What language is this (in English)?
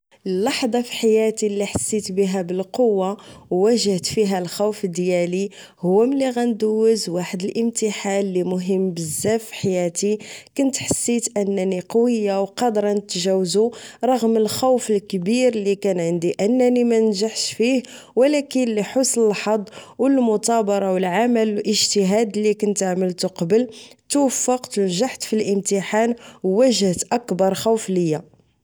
Moroccan Arabic